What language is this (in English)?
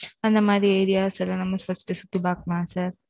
Tamil